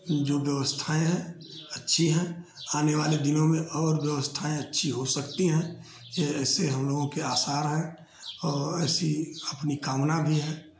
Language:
Hindi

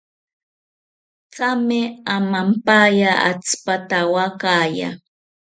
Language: South Ucayali Ashéninka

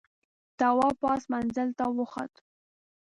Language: Pashto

